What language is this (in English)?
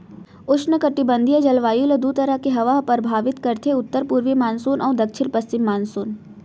Chhattisgarhi